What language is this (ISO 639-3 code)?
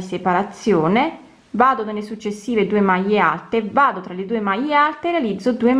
ita